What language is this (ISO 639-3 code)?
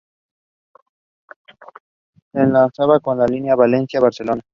spa